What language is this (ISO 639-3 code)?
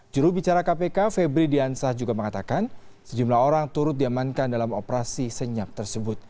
ind